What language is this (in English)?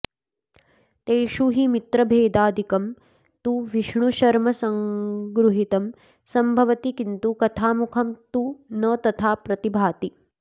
Sanskrit